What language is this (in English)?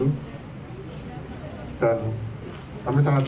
Indonesian